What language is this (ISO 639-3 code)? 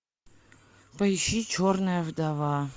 rus